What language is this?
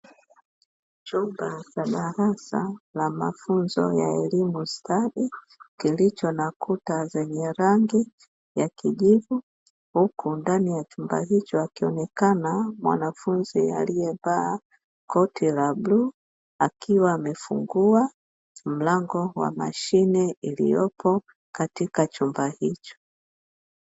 Swahili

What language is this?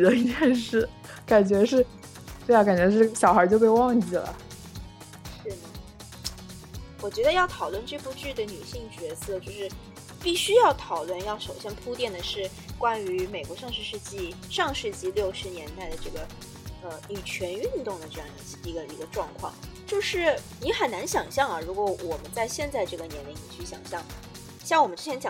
Chinese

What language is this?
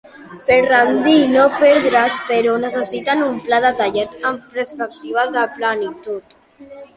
Catalan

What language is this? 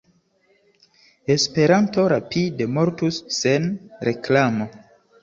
Esperanto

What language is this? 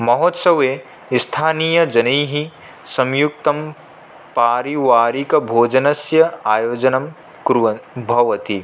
Sanskrit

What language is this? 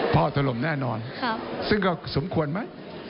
Thai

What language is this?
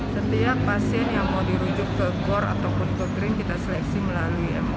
Indonesian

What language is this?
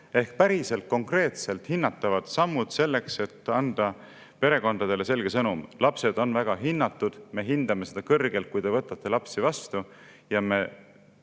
Estonian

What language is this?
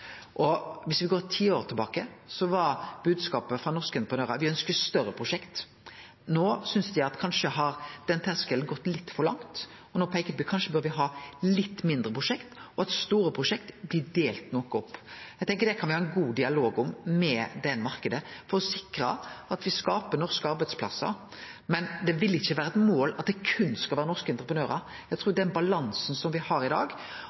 Norwegian Nynorsk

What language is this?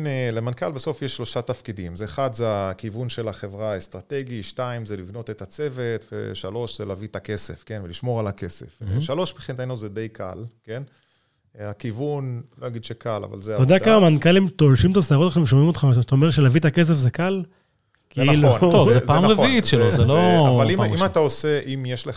Hebrew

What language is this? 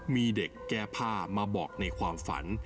Thai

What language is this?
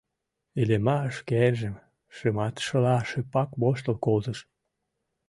Mari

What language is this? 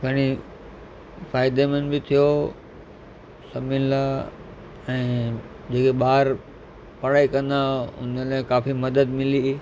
Sindhi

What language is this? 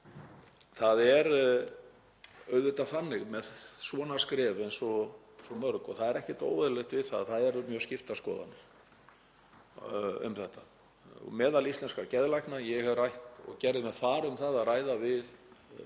Icelandic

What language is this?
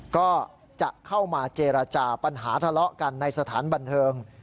Thai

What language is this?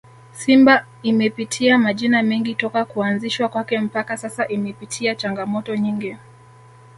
Swahili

